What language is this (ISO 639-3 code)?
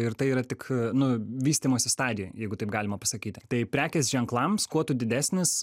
lit